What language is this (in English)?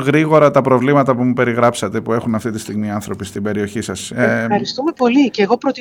Greek